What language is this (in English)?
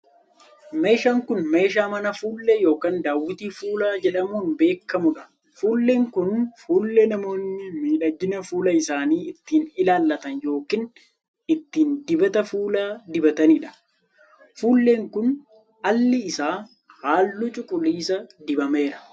Oromo